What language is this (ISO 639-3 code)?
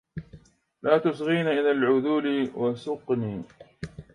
ara